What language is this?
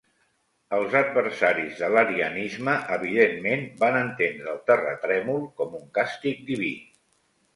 Catalan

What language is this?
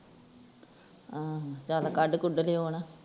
Punjabi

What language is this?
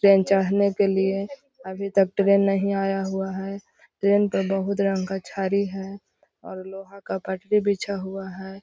Magahi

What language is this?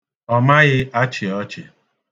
Igbo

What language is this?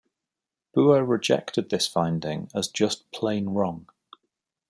English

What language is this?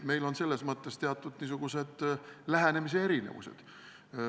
Estonian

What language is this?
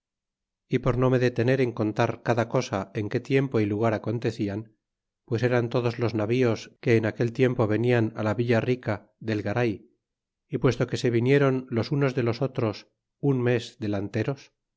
Spanish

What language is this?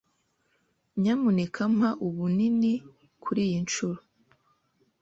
Kinyarwanda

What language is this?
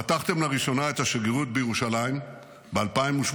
Hebrew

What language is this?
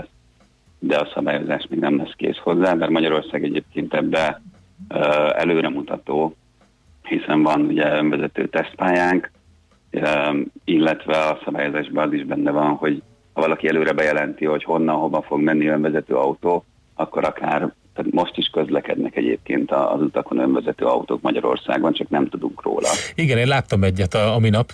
Hungarian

